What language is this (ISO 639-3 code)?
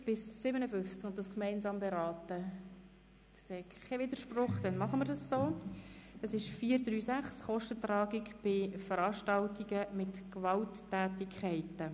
gsw